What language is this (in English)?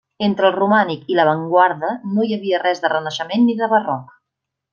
Catalan